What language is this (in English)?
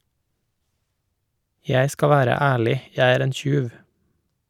Norwegian